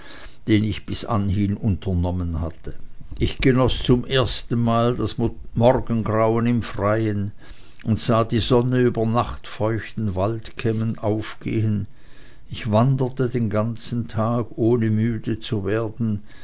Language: German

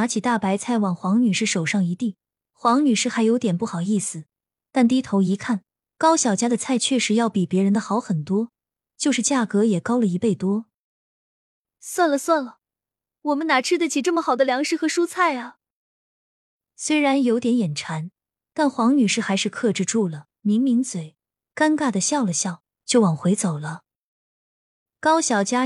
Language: Chinese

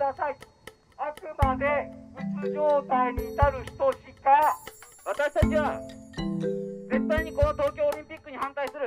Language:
Japanese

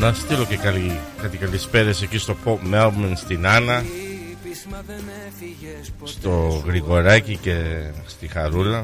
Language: Greek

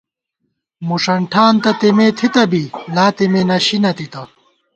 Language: Gawar-Bati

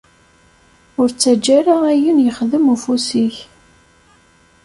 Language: Kabyle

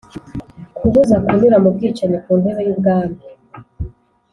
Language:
Kinyarwanda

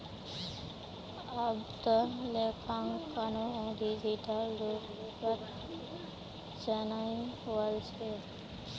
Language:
Magahi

